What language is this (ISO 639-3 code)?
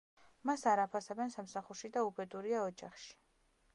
kat